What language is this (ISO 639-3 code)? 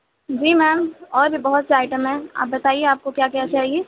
urd